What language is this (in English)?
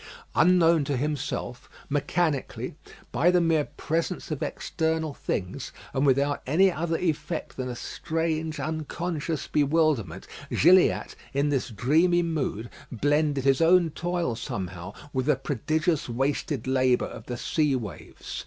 English